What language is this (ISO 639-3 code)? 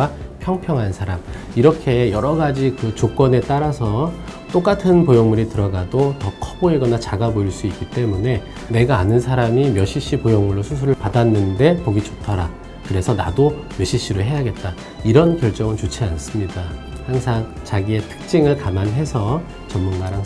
kor